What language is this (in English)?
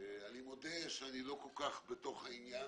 Hebrew